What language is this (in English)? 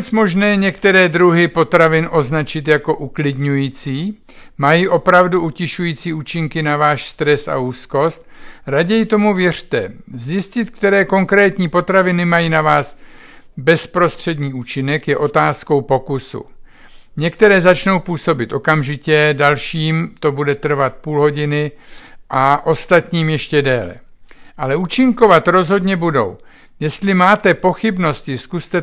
Czech